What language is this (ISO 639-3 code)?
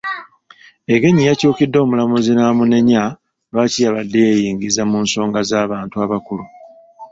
lug